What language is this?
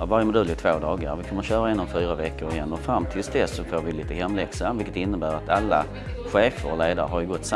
Swedish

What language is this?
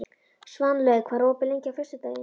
Icelandic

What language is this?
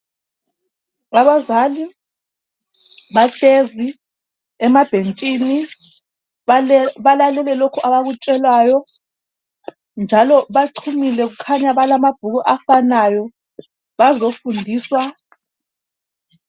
North Ndebele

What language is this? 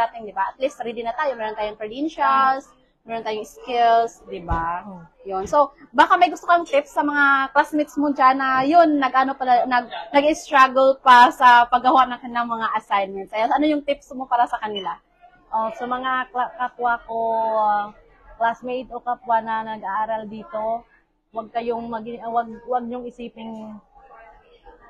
Filipino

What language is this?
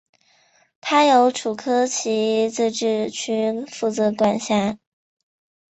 Chinese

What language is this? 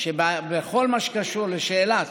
Hebrew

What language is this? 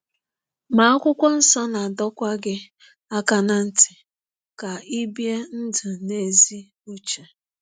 Igbo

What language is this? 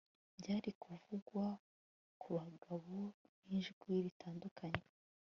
Kinyarwanda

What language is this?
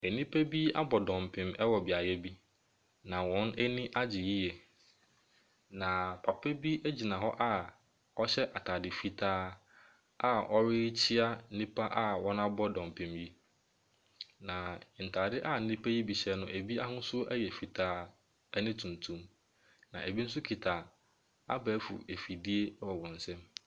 Akan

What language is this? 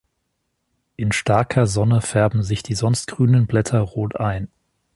German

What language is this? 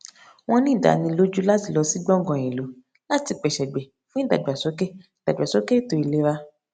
Yoruba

